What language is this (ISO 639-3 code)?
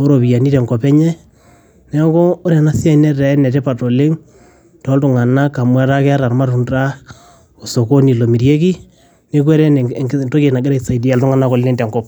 mas